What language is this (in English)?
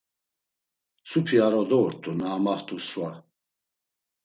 Laz